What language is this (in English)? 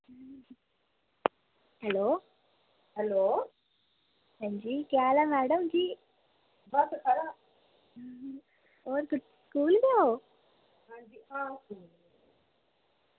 Dogri